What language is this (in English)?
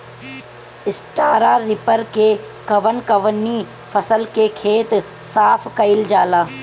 Bhojpuri